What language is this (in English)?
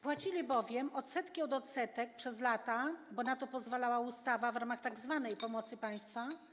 Polish